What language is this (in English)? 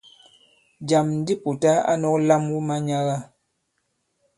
Bankon